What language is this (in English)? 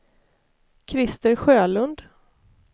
Swedish